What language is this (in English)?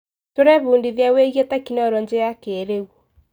Kikuyu